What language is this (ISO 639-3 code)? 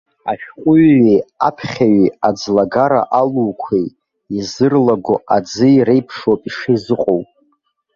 abk